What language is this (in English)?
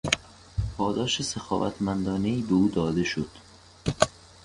Persian